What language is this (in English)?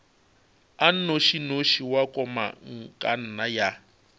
Northern Sotho